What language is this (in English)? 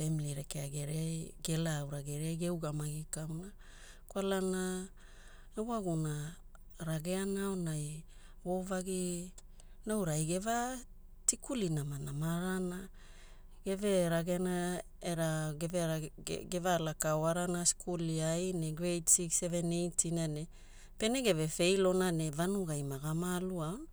Hula